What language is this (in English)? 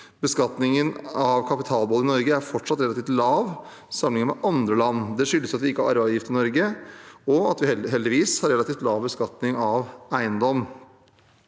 Norwegian